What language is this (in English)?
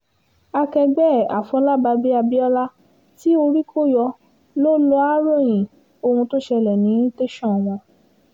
Yoruba